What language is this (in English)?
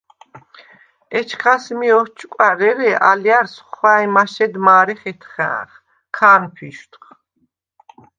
Svan